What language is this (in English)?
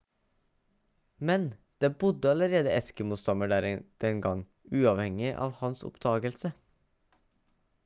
Norwegian Bokmål